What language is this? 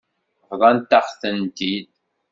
Kabyle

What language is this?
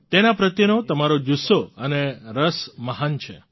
Gujarati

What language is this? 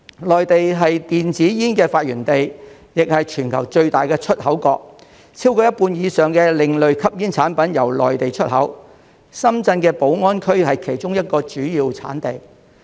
Cantonese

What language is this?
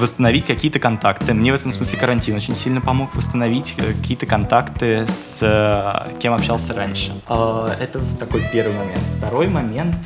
Russian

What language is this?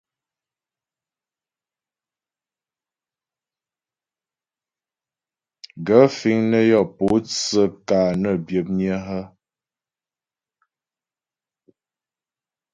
Ghomala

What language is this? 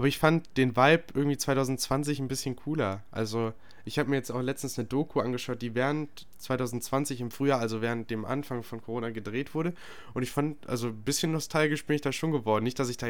German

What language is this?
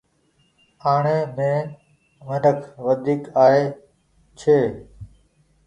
Goaria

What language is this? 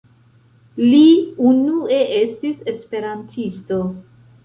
Esperanto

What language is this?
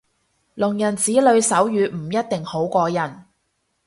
Cantonese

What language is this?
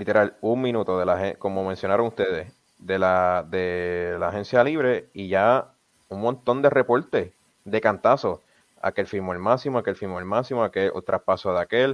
Spanish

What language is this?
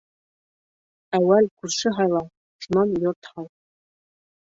Bashkir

